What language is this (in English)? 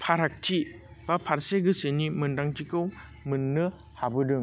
Bodo